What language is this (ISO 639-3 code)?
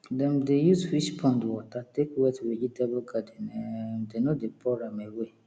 pcm